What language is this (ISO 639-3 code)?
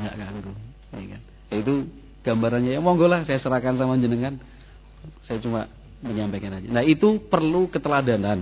ind